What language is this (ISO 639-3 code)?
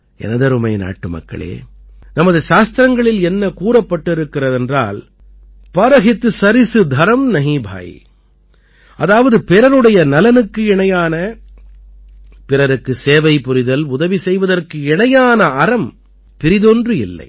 tam